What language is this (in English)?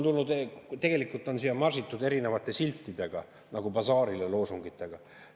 Estonian